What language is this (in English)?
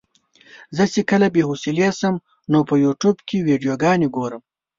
Pashto